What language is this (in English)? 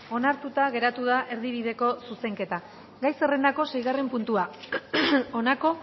Basque